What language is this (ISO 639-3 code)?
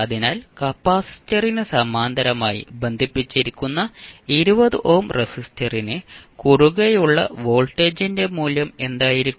mal